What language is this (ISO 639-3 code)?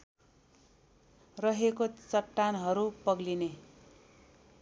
nep